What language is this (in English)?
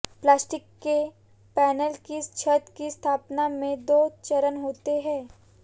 Hindi